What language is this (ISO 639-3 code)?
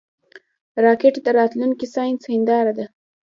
pus